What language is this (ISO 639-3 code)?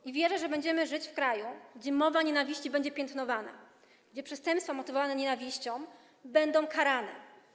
pol